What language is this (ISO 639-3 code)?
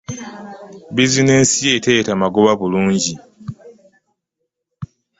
lug